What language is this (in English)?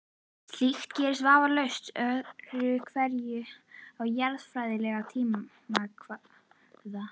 Icelandic